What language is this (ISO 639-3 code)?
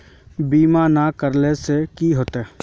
mag